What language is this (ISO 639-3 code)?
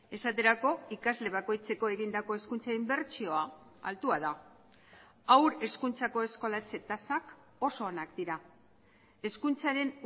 eus